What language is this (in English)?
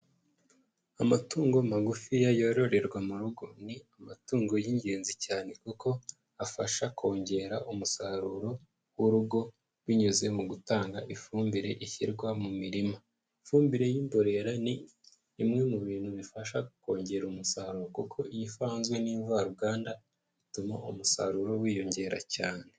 Kinyarwanda